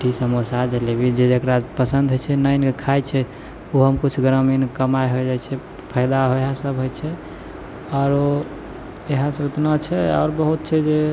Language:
Maithili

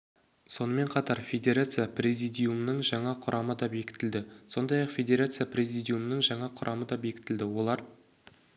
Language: Kazakh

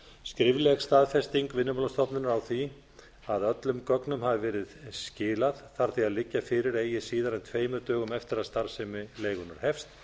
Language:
Icelandic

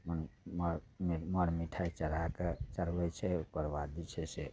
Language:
Maithili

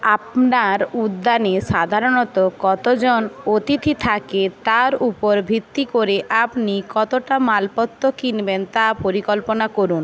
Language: Bangla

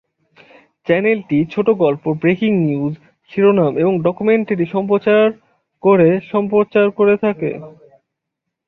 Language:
Bangla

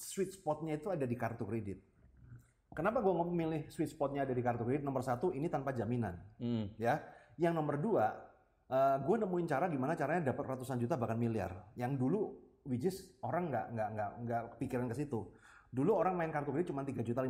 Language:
Indonesian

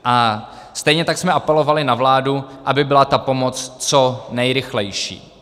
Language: Czech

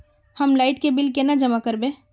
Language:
Magahi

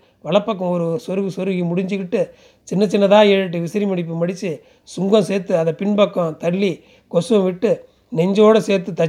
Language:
Tamil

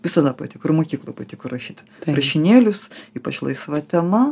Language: Lithuanian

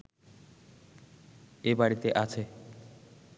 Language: Bangla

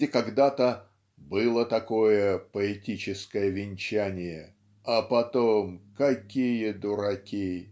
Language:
Russian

